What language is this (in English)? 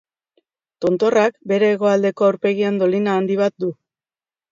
Basque